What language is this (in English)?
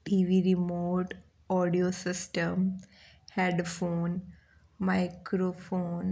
Bundeli